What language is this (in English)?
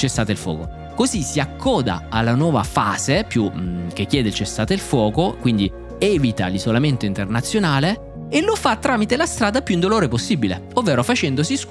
Italian